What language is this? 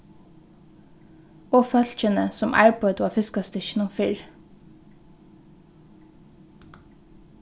Faroese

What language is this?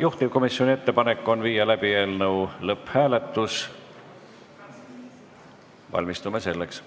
Estonian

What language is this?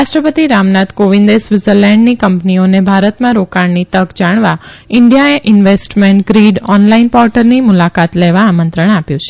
Gujarati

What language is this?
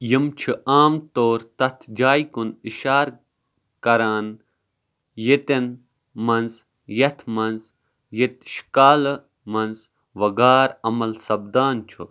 Kashmiri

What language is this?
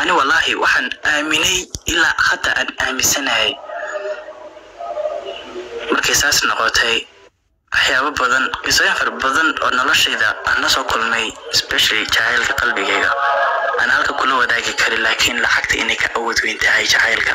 Arabic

